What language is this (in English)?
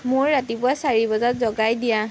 Assamese